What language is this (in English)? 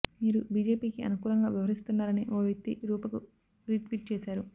Telugu